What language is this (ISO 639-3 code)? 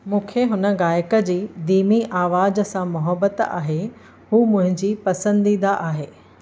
snd